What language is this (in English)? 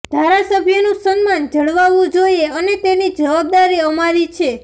Gujarati